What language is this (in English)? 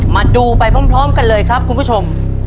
Thai